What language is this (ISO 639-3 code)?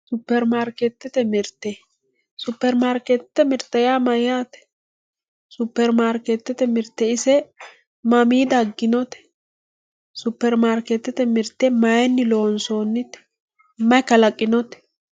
sid